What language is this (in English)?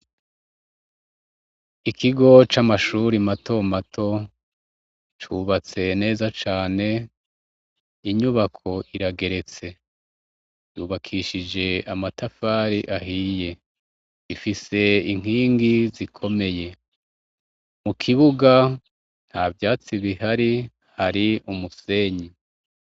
Rundi